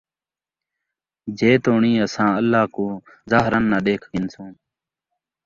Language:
Saraiki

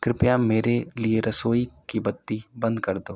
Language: Hindi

